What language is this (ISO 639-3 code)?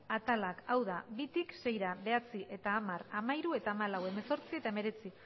eus